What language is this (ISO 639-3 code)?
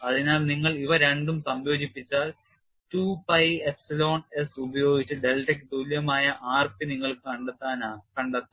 mal